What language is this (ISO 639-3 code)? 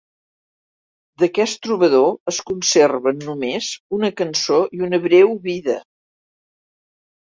cat